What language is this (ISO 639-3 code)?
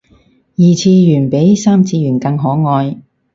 yue